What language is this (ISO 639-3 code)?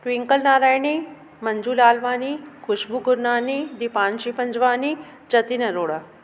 snd